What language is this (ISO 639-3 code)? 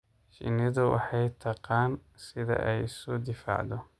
som